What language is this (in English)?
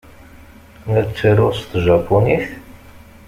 Kabyle